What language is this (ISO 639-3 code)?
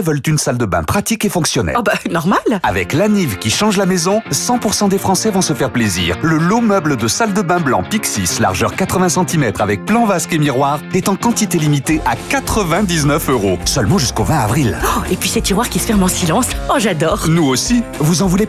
fra